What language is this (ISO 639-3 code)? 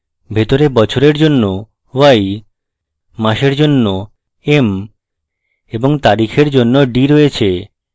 ben